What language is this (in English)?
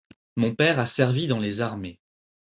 French